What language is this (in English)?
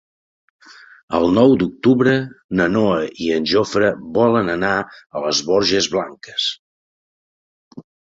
Catalan